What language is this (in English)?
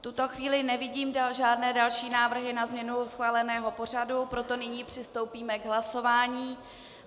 Czech